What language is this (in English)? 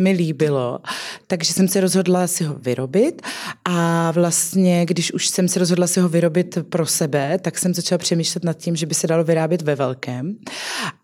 Czech